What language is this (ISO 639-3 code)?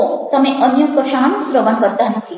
guj